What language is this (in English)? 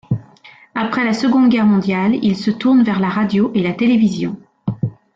French